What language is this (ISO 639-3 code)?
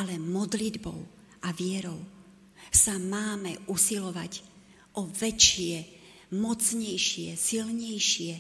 slk